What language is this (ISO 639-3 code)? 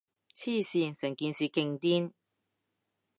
yue